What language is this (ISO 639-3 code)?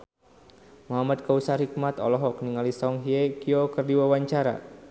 sun